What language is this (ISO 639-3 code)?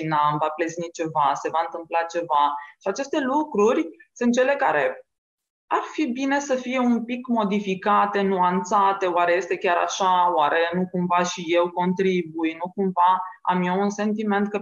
ron